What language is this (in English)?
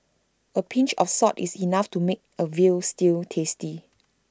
English